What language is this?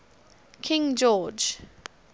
English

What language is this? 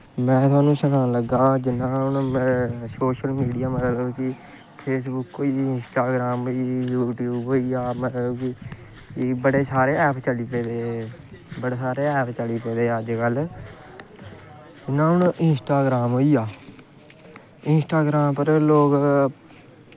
Dogri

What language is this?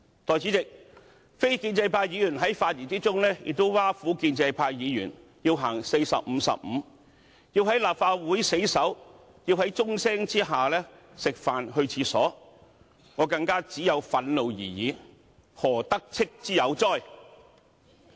Cantonese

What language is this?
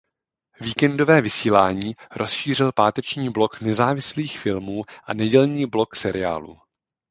Czech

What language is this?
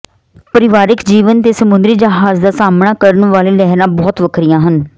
Punjabi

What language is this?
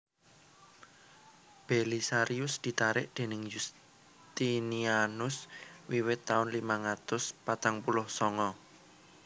Javanese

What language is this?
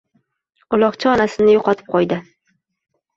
Uzbek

